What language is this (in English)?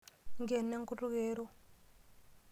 Masai